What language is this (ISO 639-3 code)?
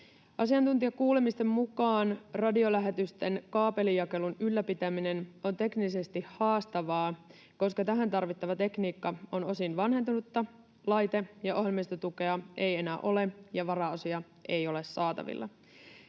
fin